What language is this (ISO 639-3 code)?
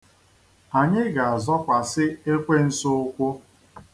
ibo